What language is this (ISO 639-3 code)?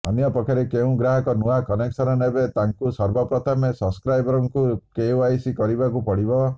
ori